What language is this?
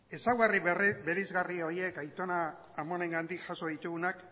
Basque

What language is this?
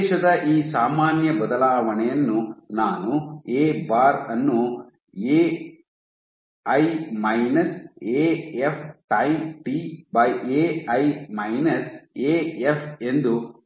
Kannada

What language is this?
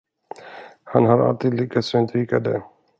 Swedish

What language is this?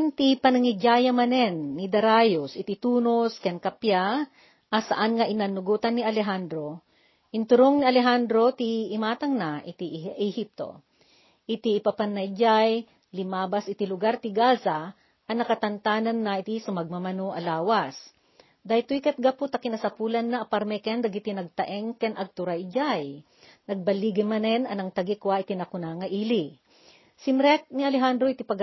Filipino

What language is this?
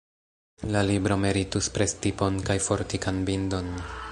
Esperanto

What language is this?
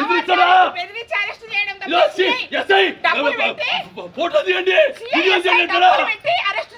Portuguese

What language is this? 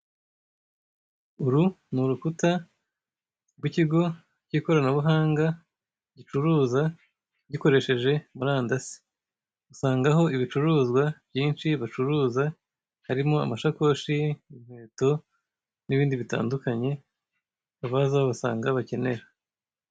Kinyarwanda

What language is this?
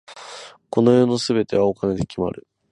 Japanese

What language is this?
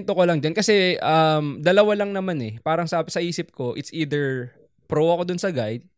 Filipino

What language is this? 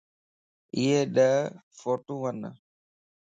Lasi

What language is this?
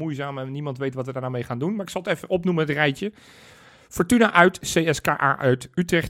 Dutch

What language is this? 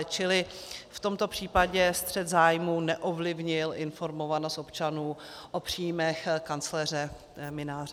Czech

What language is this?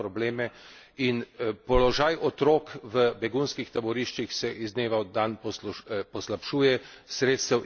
Slovenian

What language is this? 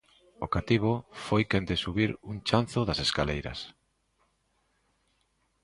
Galician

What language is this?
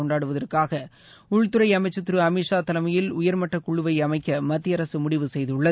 Tamil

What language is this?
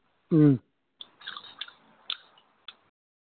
Malayalam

